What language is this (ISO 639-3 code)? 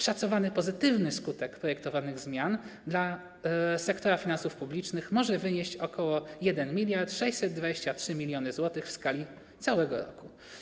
pol